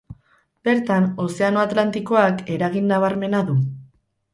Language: Basque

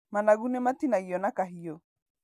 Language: Kikuyu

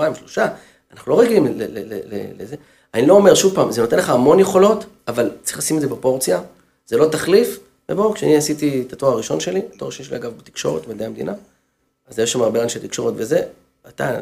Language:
Hebrew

